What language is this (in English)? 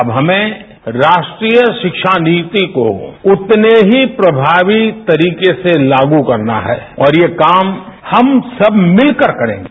Hindi